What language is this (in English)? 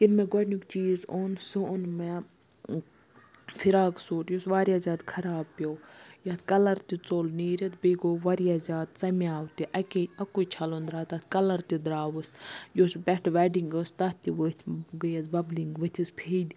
Kashmiri